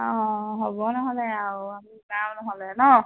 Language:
Assamese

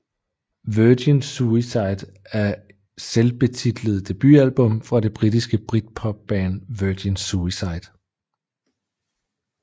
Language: Danish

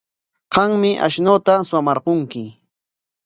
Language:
Corongo Ancash Quechua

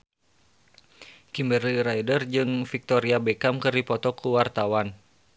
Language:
Sundanese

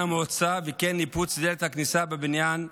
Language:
Hebrew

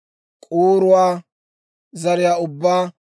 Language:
Dawro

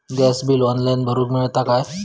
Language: Marathi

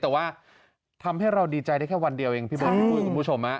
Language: Thai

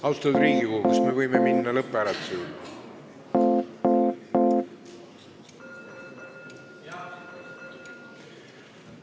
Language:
Estonian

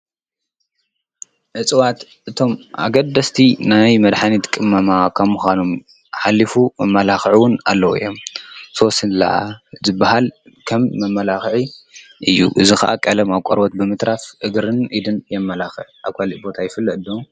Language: Tigrinya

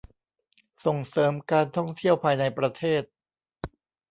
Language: Thai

